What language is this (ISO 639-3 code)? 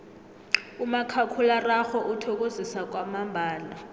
nbl